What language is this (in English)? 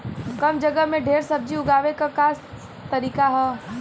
Bhojpuri